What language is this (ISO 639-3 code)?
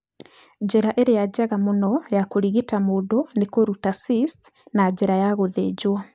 kik